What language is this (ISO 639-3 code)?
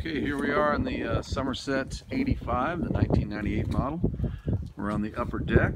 eng